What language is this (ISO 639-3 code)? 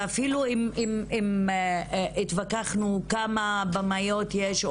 heb